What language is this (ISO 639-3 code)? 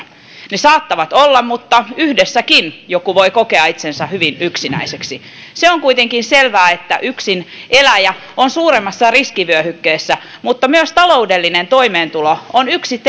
fin